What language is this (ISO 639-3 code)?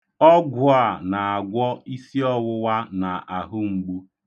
ibo